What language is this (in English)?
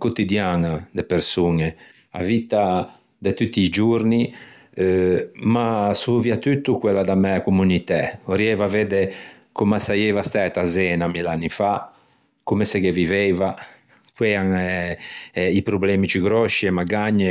Ligurian